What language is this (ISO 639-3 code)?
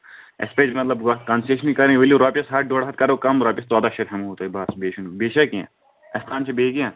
kas